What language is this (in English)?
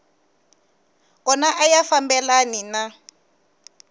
Tsonga